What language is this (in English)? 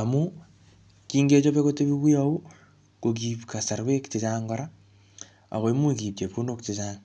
Kalenjin